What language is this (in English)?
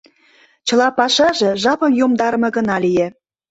Mari